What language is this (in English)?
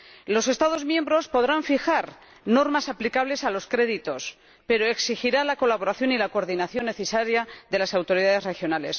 Spanish